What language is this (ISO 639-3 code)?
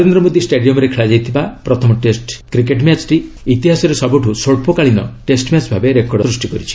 ori